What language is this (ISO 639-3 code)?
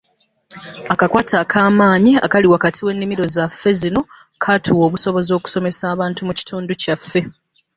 lug